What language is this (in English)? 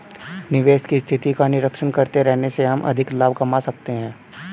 Hindi